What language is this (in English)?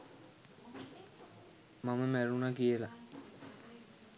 Sinhala